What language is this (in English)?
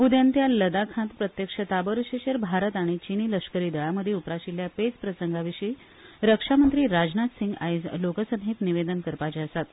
Konkani